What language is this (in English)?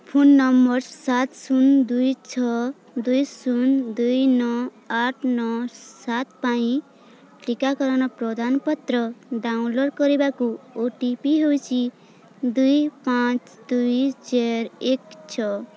Odia